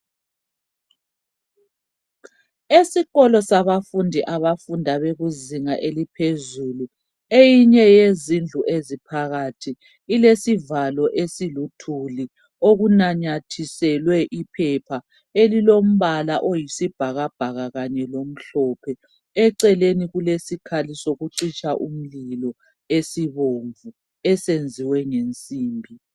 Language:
North Ndebele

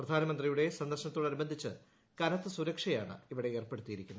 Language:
Malayalam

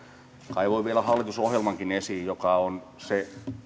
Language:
Finnish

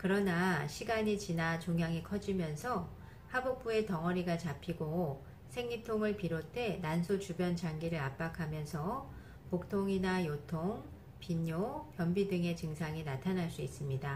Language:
Korean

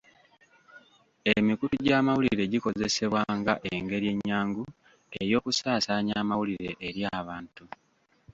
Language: Ganda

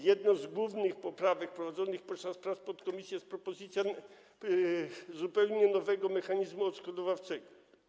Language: Polish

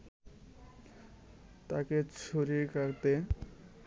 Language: Bangla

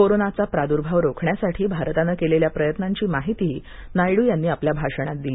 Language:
Marathi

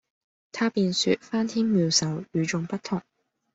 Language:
Cantonese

